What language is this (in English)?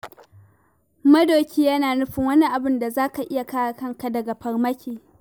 Hausa